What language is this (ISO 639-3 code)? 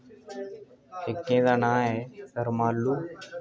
doi